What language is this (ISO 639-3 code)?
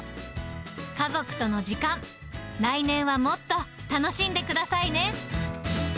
jpn